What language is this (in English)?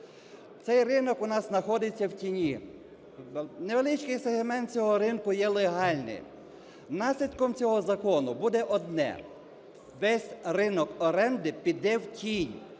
Ukrainian